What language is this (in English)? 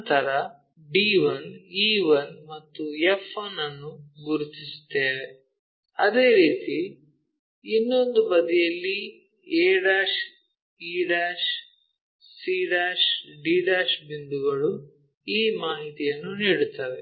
Kannada